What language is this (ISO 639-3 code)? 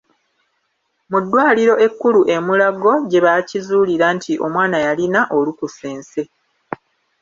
lug